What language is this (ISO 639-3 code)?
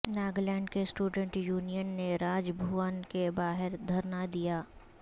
urd